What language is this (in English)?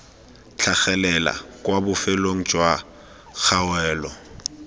Tswana